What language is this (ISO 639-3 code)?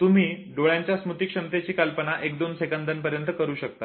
mar